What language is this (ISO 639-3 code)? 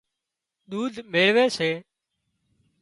kxp